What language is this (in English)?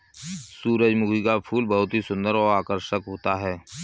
Hindi